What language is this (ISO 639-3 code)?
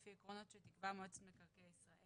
heb